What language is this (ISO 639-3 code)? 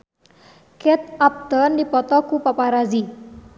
sun